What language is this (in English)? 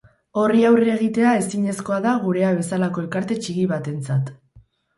Basque